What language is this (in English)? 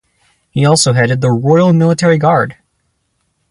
English